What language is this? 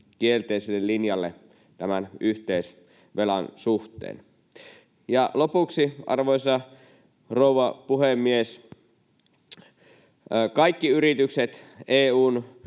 Finnish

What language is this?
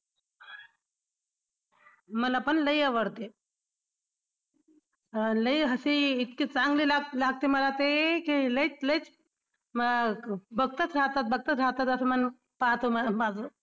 Marathi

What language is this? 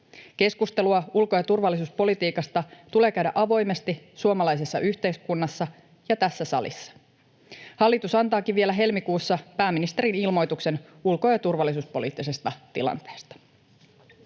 Finnish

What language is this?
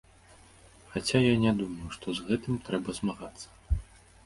Belarusian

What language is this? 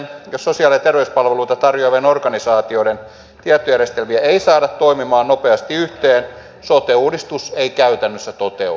Finnish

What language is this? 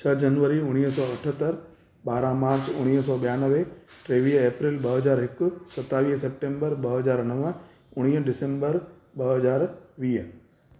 Sindhi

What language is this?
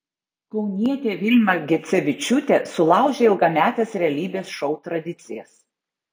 Lithuanian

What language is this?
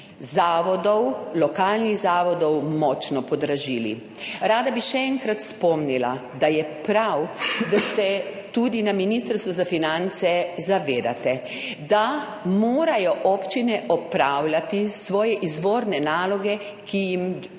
Slovenian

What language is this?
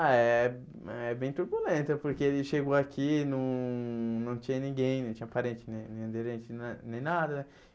Portuguese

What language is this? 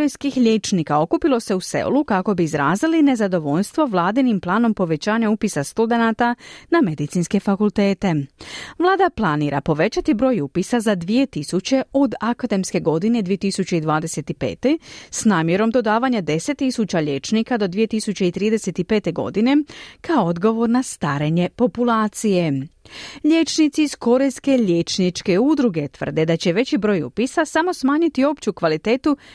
Croatian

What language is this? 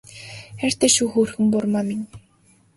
Mongolian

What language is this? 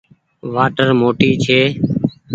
Goaria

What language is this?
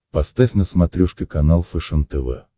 Russian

